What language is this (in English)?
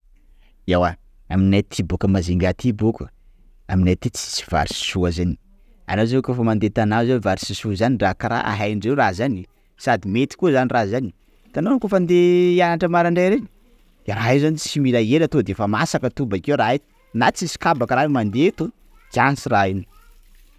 Sakalava Malagasy